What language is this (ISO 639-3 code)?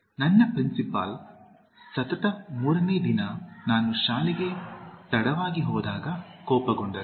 kan